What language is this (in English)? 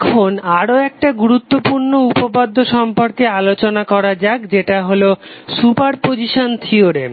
Bangla